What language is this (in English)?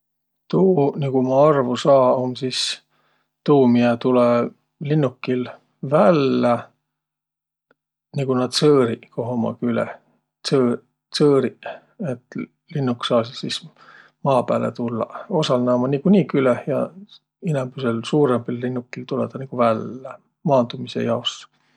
Võro